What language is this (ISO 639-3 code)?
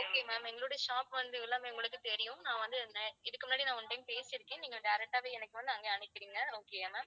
tam